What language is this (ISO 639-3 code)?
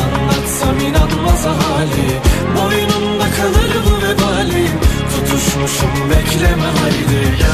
tur